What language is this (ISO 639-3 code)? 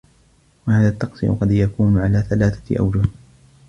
ara